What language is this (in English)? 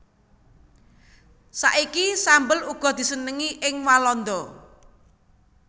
Javanese